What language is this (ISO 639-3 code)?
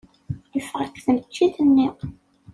kab